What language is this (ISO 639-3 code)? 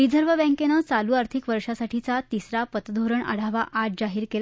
mar